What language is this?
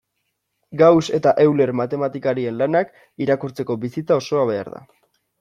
Basque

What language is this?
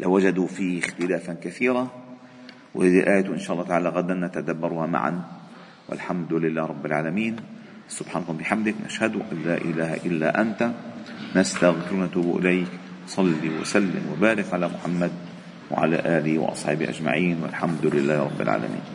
Arabic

